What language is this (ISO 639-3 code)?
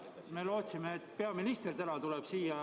est